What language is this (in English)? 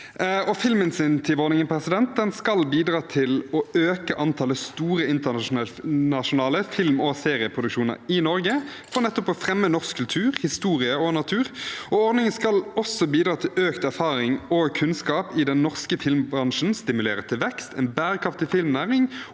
Norwegian